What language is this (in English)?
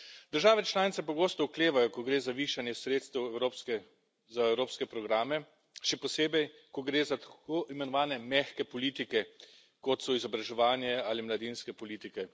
Slovenian